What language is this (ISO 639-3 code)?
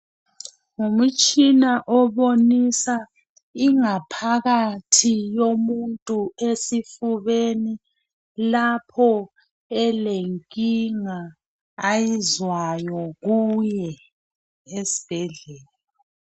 nde